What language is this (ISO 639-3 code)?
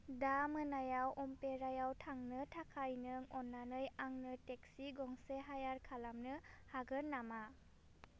brx